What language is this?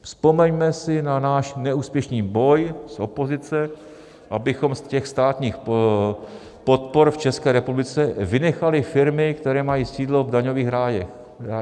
Czech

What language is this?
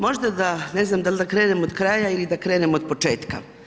Croatian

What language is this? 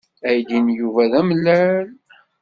Kabyle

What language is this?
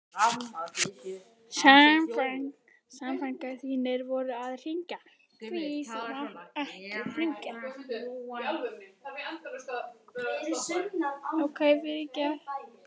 Icelandic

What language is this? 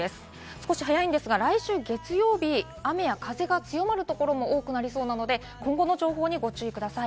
Japanese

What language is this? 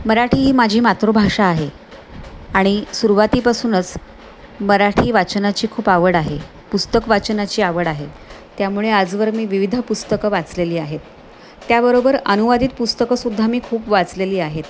Marathi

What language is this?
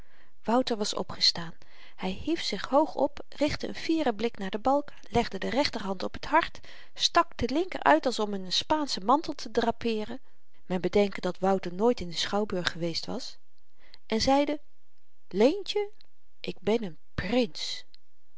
Dutch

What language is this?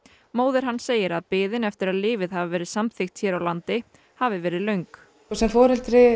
Icelandic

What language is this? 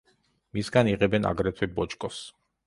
Georgian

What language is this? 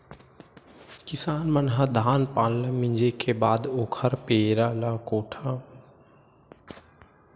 Chhattisgarhi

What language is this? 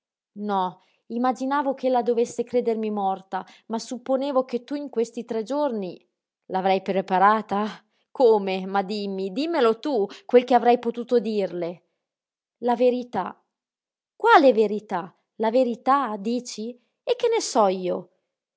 Italian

